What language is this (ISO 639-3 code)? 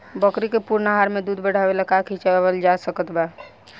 bho